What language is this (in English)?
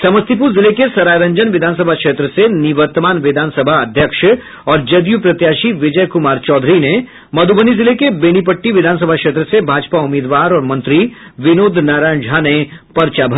Hindi